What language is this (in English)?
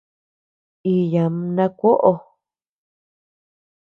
Tepeuxila Cuicatec